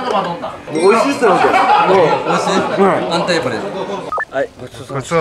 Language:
Japanese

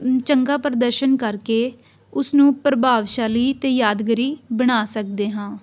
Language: Punjabi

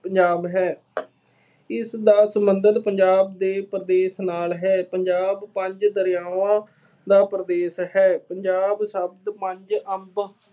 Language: Punjabi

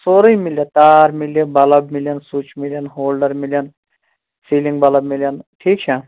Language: Kashmiri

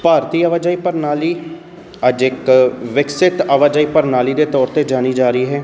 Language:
Punjabi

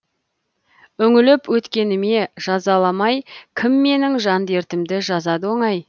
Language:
Kazakh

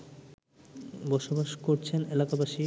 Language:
Bangla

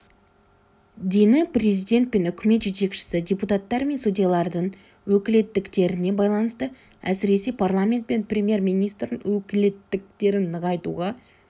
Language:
Kazakh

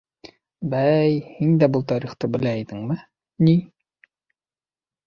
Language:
Bashkir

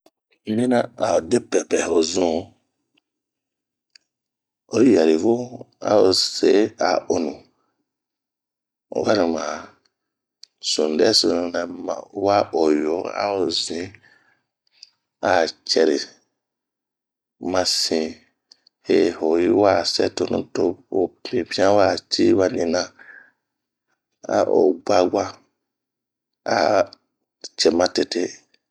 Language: Bomu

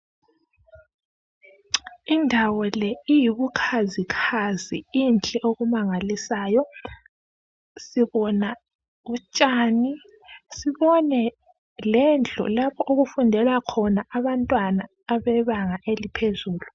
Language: North Ndebele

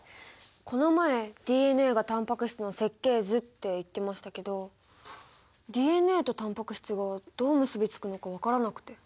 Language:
Japanese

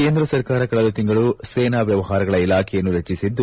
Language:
Kannada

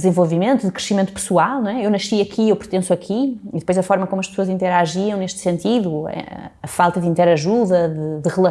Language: Portuguese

